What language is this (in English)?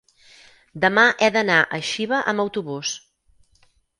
Catalan